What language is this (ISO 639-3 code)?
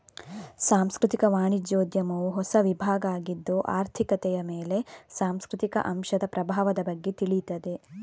kan